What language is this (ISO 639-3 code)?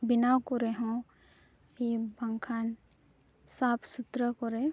sat